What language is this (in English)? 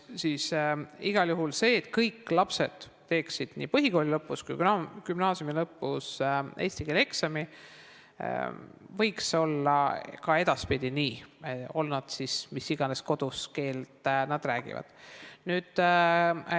Estonian